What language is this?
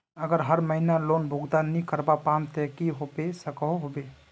Magahi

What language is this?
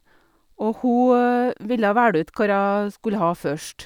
Norwegian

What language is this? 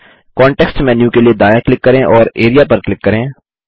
Hindi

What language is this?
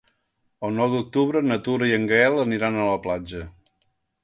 Catalan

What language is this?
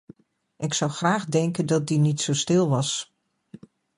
Dutch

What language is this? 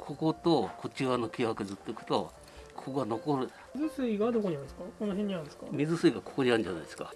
Japanese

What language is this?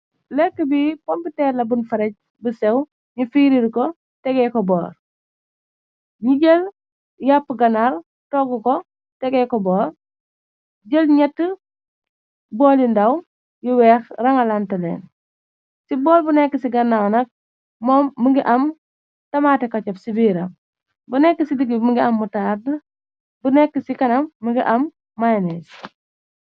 Wolof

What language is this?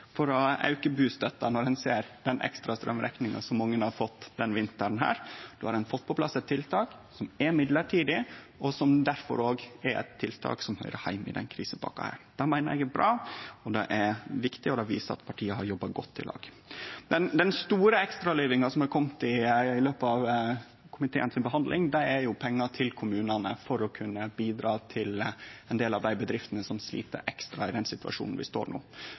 Norwegian Nynorsk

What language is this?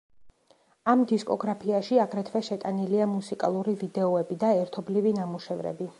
Georgian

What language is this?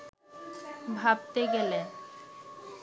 Bangla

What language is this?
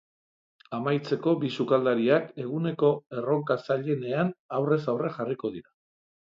Basque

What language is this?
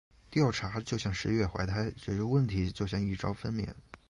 Chinese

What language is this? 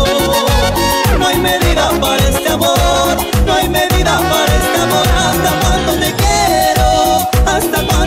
Spanish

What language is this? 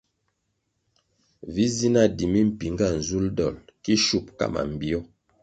Kwasio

